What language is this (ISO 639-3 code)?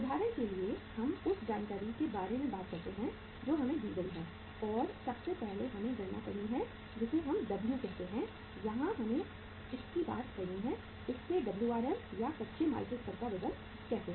hin